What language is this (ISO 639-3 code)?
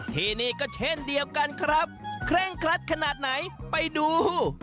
tha